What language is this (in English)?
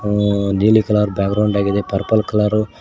Kannada